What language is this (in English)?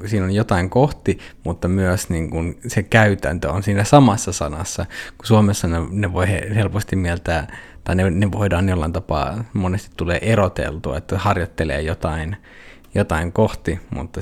Finnish